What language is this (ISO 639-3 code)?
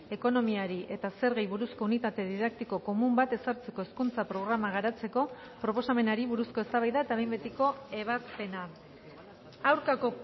eus